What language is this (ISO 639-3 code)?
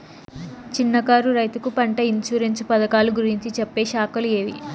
tel